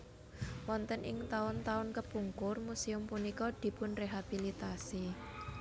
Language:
Javanese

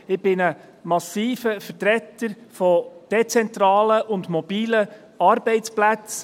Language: Swiss German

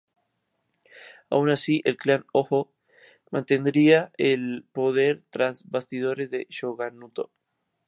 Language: Spanish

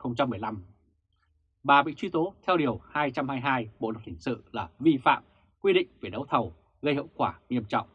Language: Vietnamese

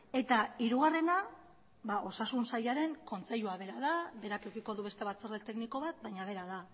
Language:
Basque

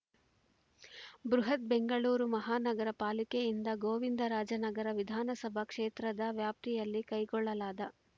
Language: Kannada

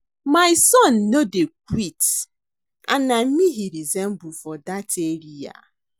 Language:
Nigerian Pidgin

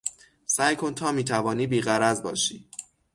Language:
Persian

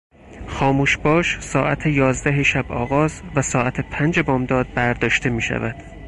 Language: Persian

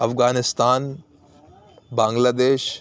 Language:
Urdu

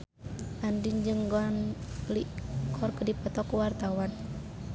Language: Sundanese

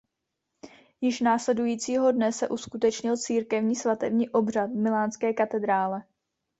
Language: Czech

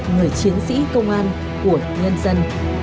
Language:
Vietnamese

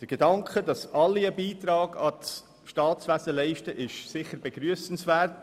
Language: Swiss German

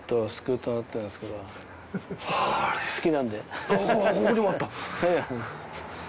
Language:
Japanese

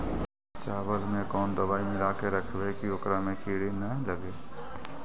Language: Magahi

